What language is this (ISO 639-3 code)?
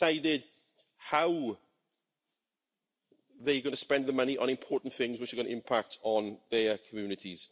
eng